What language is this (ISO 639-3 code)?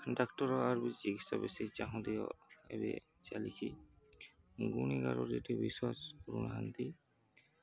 ori